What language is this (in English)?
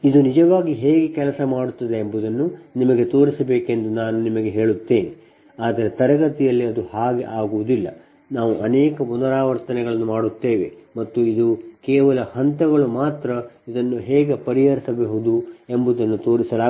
Kannada